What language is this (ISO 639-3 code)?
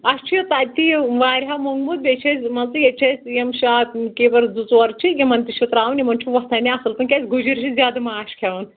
kas